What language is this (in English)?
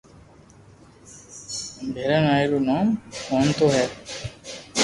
Loarki